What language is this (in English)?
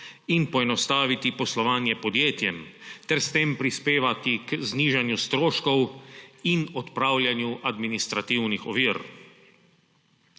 Slovenian